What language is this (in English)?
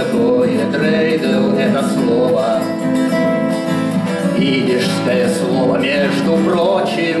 Ukrainian